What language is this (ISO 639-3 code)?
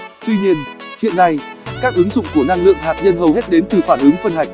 vie